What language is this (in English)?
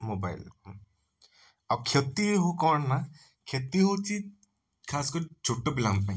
Odia